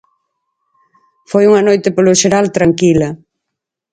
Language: Galician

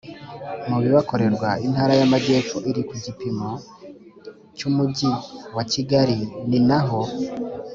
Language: Kinyarwanda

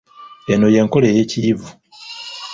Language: Ganda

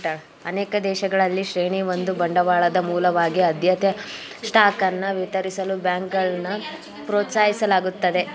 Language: Kannada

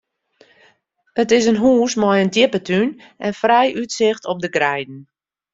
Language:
Western Frisian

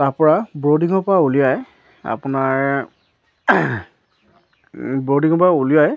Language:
Assamese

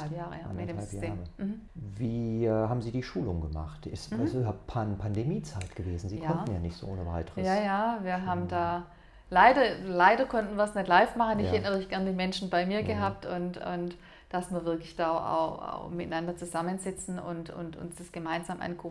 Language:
German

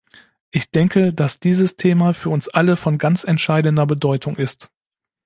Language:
German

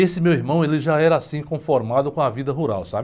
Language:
Portuguese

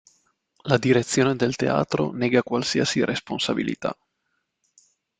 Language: Italian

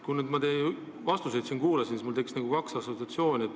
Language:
Estonian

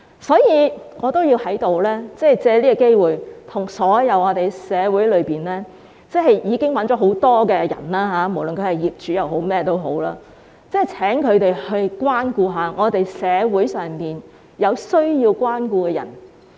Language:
Cantonese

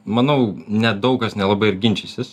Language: Lithuanian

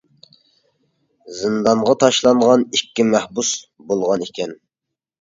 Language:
Uyghur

